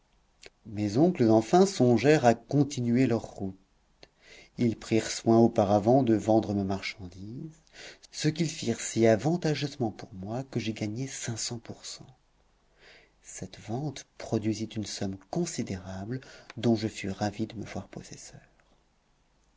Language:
French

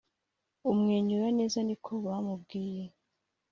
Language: Kinyarwanda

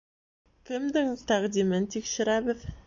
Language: Bashkir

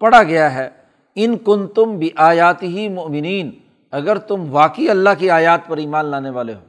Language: Urdu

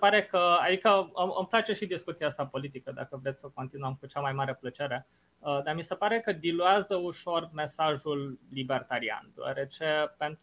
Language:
Romanian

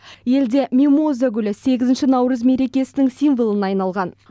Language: Kazakh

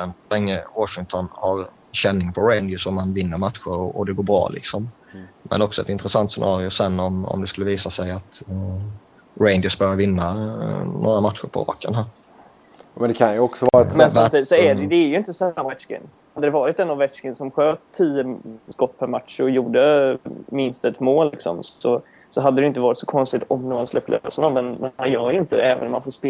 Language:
Swedish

